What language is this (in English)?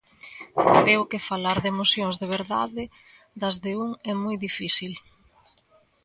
Galician